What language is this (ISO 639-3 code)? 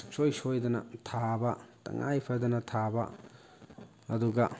mni